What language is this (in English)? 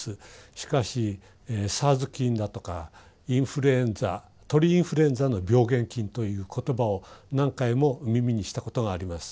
Japanese